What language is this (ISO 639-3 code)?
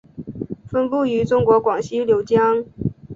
zho